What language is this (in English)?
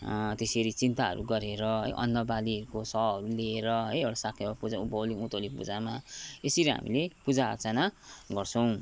Nepali